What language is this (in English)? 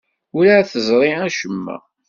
Kabyle